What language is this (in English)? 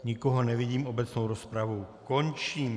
Czech